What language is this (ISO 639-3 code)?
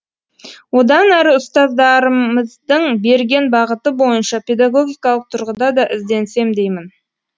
kaz